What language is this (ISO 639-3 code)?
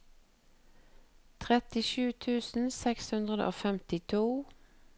nor